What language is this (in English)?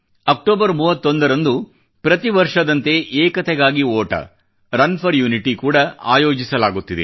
Kannada